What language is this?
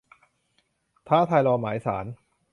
Thai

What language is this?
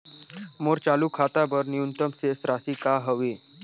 Chhattisgarhi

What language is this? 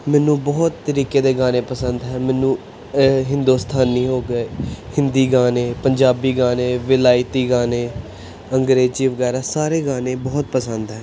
Punjabi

